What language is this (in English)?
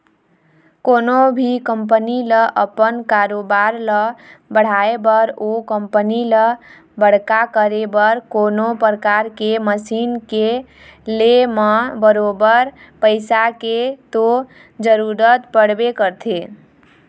Chhattisgarhi